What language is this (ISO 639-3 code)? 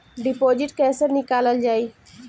bho